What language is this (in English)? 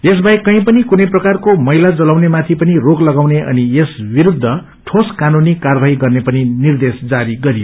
Nepali